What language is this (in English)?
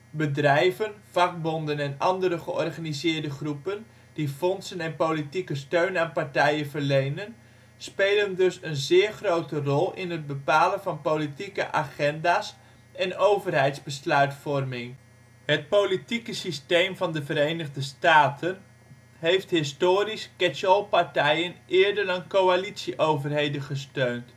Dutch